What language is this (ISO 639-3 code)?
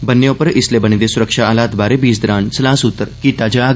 doi